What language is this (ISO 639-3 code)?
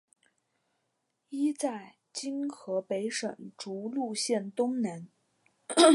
zho